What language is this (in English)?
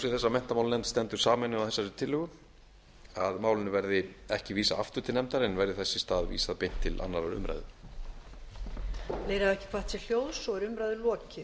Icelandic